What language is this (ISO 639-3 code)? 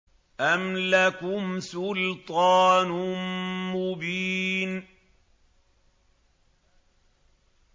ara